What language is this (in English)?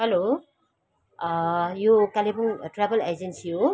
Nepali